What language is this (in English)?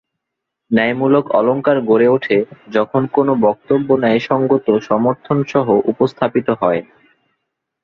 Bangla